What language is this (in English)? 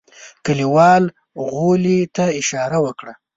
Pashto